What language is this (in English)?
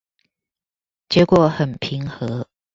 Chinese